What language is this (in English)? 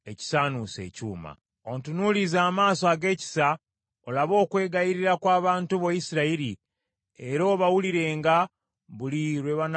Ganda